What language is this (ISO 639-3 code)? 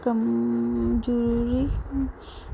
doi